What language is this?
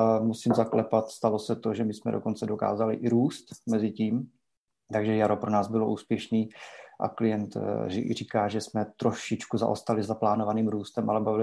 Czech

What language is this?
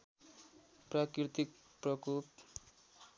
Nepali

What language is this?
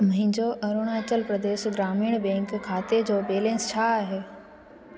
Sindhi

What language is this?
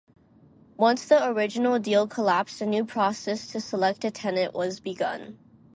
English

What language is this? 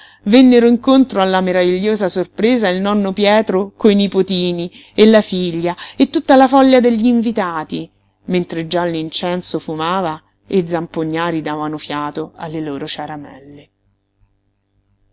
Italian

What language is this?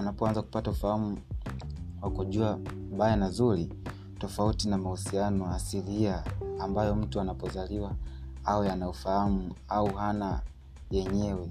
Swahili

